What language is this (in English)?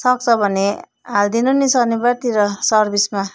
Nepali